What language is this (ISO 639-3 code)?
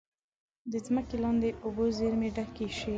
pus